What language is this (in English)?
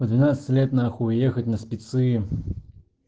Russian